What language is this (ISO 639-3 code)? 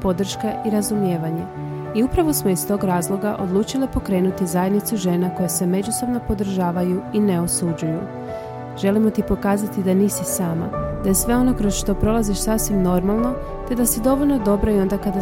hrv